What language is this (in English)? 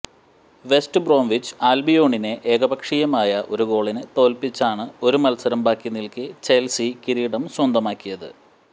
Malayalam